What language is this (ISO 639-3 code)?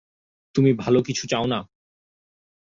ben